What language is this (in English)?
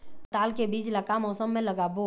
Chhattisgarhi